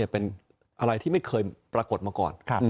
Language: Thai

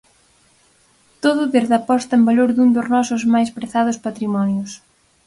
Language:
Galician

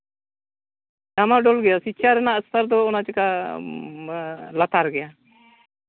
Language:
Santali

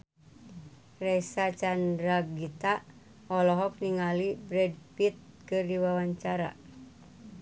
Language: Sundanese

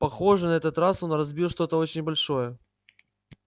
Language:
Russian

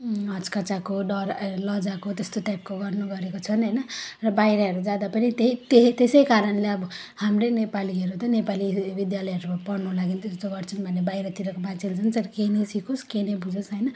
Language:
Nepali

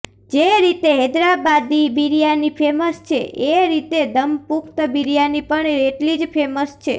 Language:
Gujarati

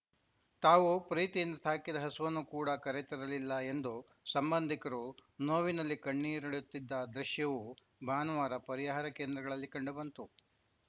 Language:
Kannada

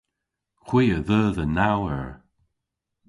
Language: Cornish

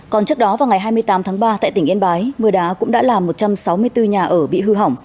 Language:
Vietnamese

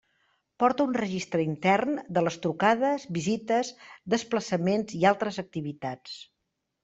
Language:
Catalan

